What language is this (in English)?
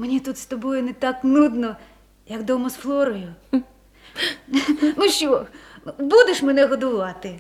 Ukrainian